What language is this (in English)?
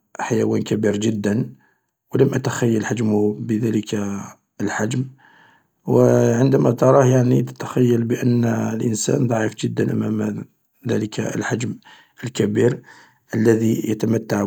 Algerian Arabic